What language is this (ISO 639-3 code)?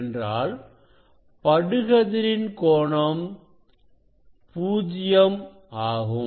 tam